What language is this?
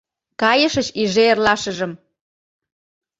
Mari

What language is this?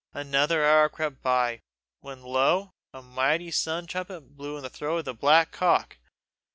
English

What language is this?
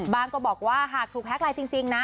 Thai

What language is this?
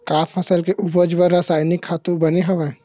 Chhattisgarhi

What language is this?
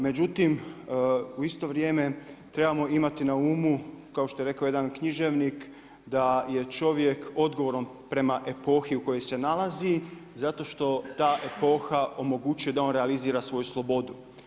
Croatian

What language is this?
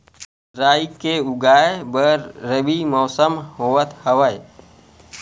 Chhattisgarhi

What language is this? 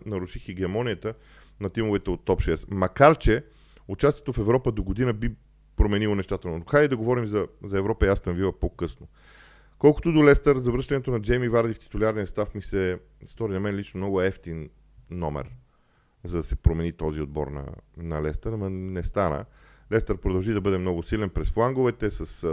Bulgarian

